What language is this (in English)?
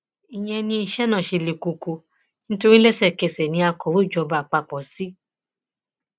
Yoruba